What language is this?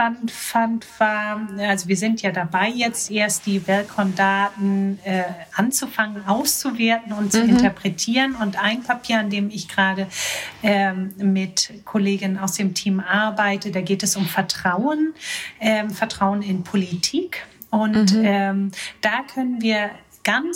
German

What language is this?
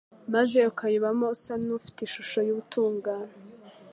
Kinyarwanda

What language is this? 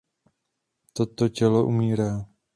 Czech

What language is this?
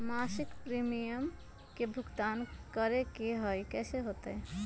Magahi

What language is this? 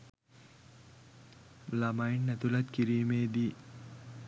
Sinhala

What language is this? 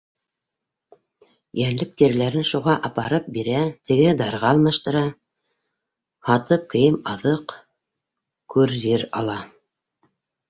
Bashkir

